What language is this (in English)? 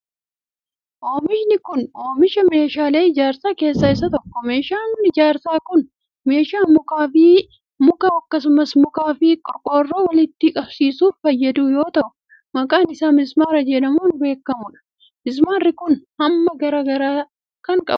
Oromo